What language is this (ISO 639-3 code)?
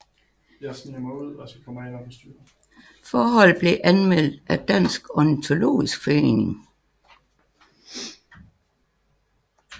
dan